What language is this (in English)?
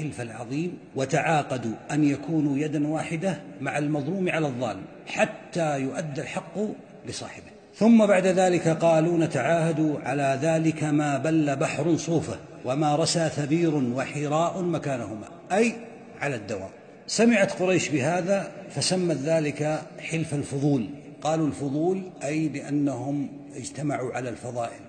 Arabic